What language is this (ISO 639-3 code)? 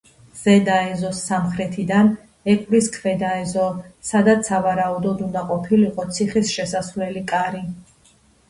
kat